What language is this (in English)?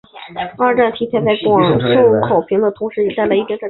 Chinese